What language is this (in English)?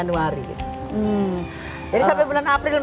Indonesian